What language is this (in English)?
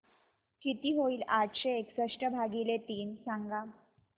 Marathi